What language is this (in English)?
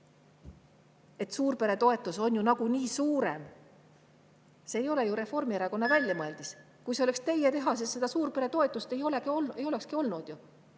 Estonian